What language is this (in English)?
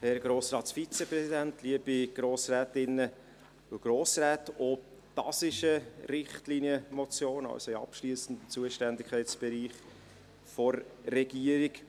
Swiss German